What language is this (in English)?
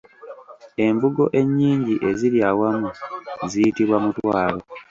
Ganda